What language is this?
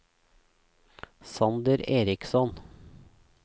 Norwegian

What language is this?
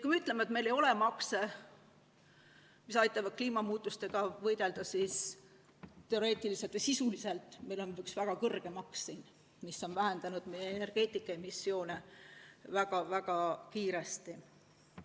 Estonian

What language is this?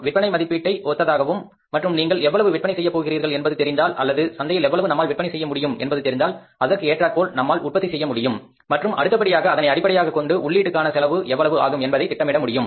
Tamil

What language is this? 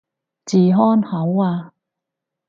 Cantonese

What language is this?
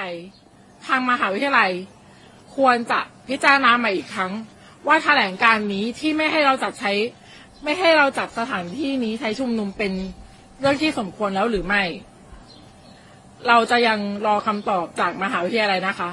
Thai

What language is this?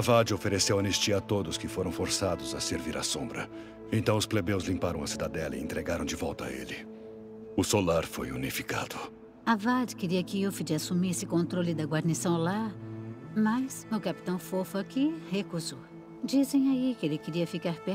Portuguese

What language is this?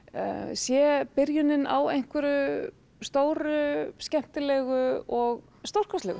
Icelandic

